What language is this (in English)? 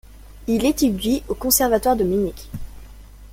French